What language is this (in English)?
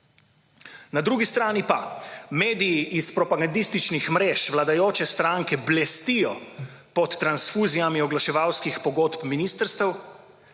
Slovenian